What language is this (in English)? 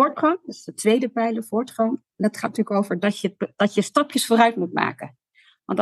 Dutch